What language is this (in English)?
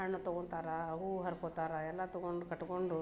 Kannada